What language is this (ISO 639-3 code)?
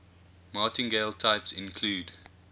eng